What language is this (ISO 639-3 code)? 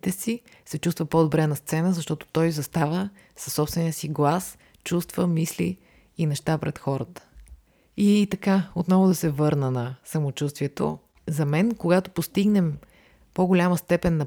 bul